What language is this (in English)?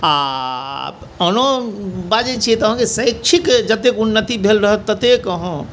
Maithili